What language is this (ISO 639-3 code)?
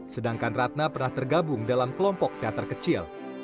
ind